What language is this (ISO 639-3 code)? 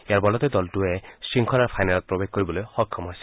asm